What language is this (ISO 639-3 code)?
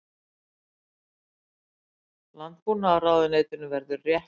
isl